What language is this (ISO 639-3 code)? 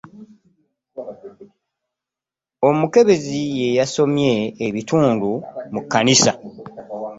lug